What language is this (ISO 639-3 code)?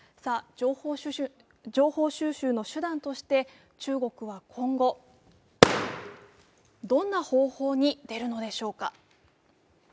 jpn